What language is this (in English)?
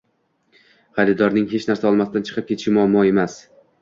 Uzbek